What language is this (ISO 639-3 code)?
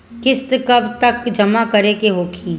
bho